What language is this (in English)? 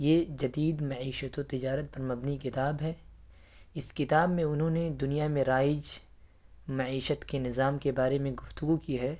Urdu